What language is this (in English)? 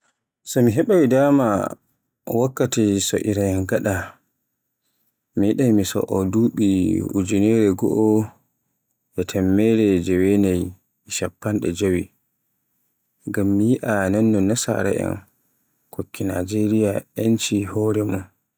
Borgu Fulfulde